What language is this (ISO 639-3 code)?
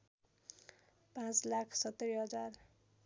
nep